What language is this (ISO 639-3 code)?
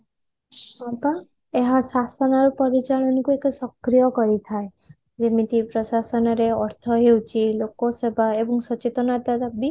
ori